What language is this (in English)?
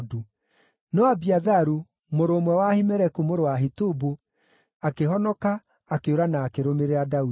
Kikuyu